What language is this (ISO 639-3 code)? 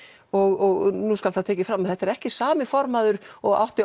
isl